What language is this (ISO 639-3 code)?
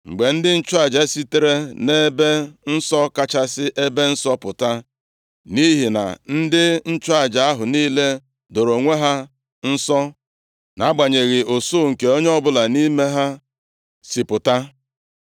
ibo